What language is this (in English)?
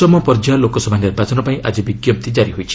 Odia